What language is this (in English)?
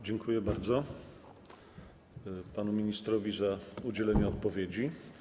Polish